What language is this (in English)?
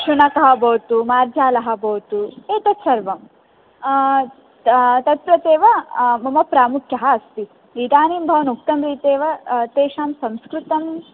Sanskrit